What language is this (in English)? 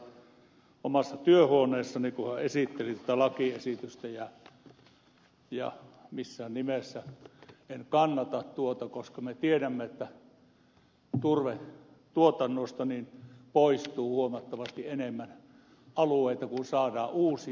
Finnish